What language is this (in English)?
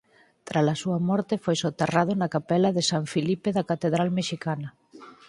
Galician